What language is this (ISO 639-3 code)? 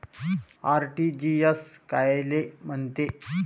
mar